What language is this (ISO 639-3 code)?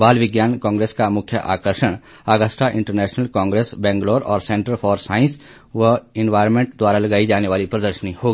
hin